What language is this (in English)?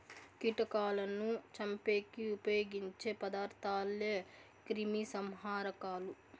Telugu